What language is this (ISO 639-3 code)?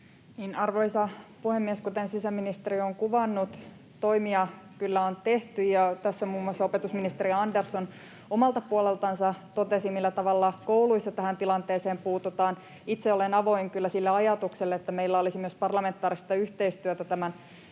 fin